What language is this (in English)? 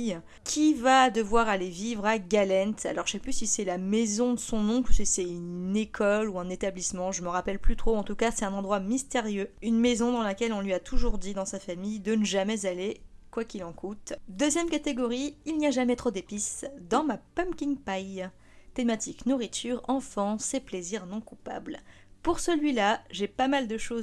French